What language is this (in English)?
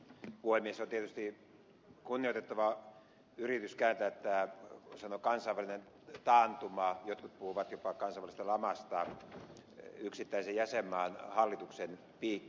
Finnish